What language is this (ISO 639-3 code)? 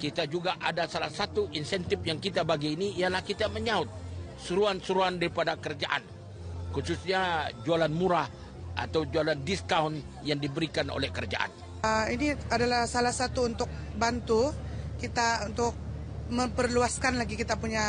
msa